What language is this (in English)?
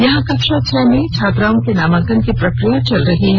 Hindi